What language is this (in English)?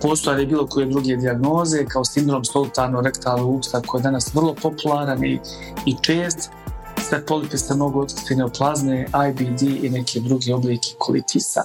Croatian